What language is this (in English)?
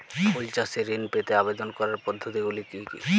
Bangla